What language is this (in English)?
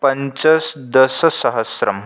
Sanskrit